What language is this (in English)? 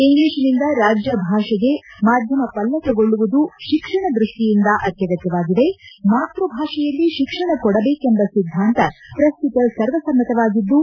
Kannada